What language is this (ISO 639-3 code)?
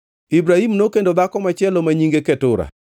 luo